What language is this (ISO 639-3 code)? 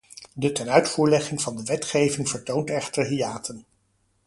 nld